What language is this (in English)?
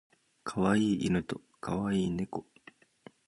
Japanese